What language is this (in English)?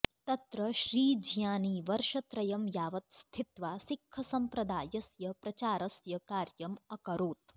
Sanskrit